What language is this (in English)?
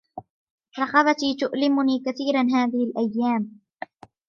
Arabic